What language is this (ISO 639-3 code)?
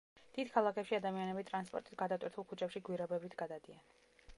kat